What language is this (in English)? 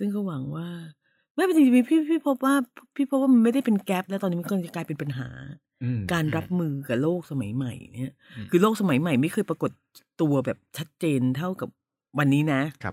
Thai